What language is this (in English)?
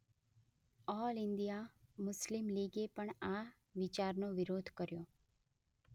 Gujarati